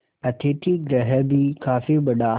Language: Hindi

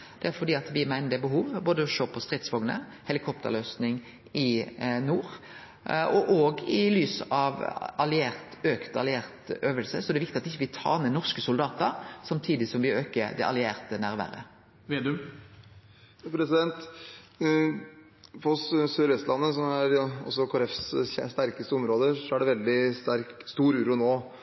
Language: Norwegian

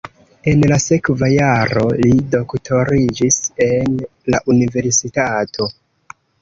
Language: Esperanto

